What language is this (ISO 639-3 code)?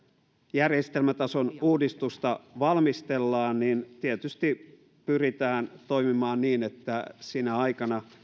fin